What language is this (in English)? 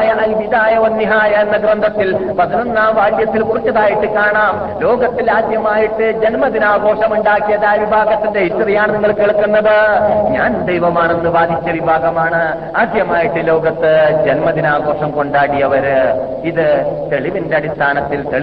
Malayalam